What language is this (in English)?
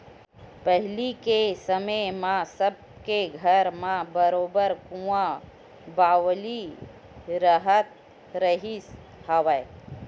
Chhattisgarhi